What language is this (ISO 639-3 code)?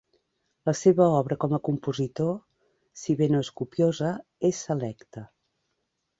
cat